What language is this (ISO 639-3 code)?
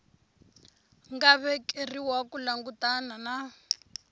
tso